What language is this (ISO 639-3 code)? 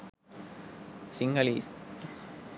sin